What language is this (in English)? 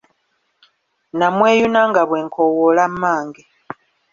Ganda